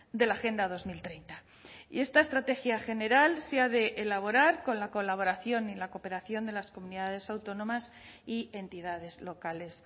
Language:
Spanish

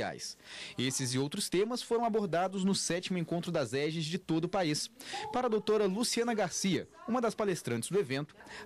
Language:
Portuguese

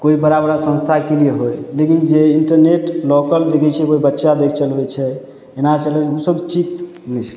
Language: Maithili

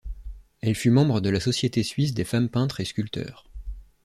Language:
French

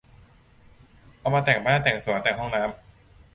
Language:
Thai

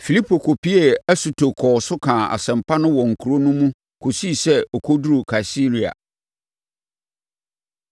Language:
Akan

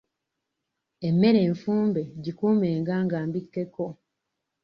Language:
Ganda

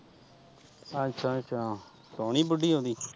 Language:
Punjabi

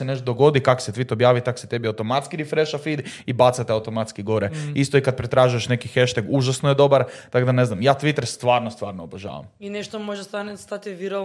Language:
Croatian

